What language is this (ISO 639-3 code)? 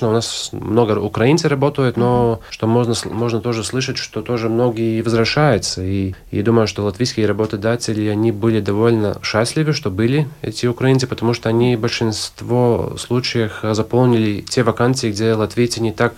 rus